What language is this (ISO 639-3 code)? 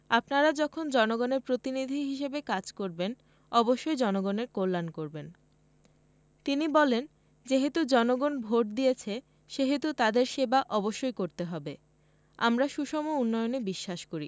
ben